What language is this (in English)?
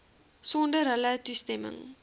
Afrikaans